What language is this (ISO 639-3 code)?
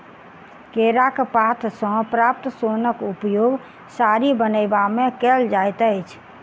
mai